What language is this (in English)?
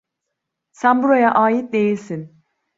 Turkish